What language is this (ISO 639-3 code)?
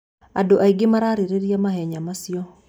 kik